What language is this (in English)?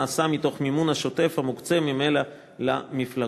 Hebrew